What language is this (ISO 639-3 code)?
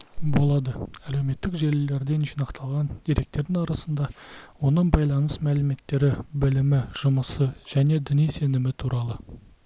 kaz